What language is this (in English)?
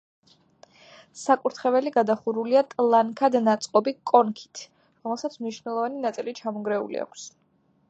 Georgian